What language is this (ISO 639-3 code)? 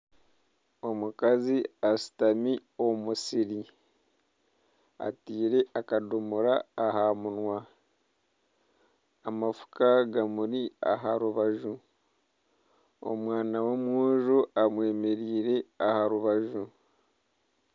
nyn